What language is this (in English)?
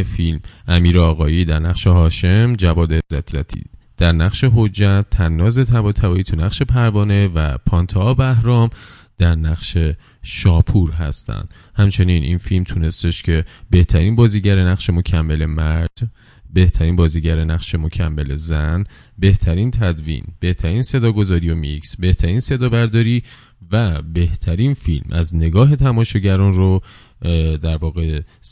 Persian